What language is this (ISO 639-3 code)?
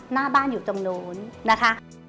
tha